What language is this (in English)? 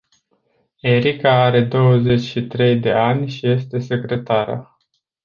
Romanian